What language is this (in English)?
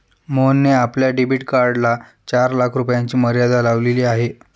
Marathi